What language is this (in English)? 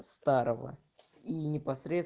Russian